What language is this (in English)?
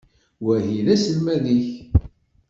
Kabyle